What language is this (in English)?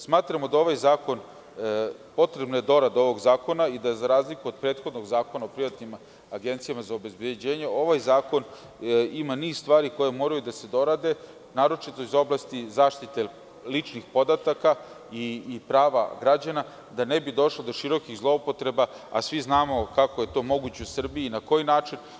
Serbian